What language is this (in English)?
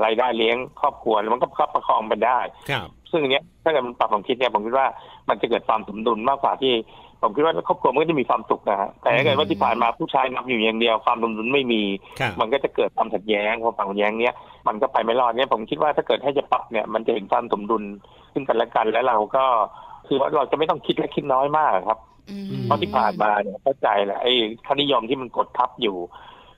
Thai